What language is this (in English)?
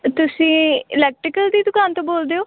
Punjabi